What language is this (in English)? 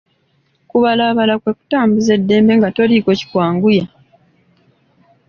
Ganda